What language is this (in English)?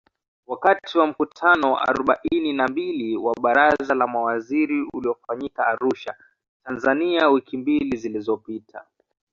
Swahili